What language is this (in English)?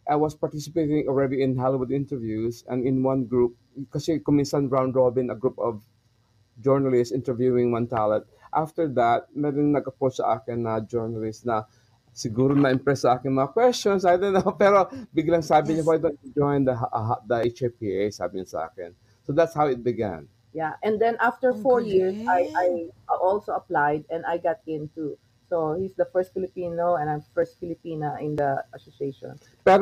Filipino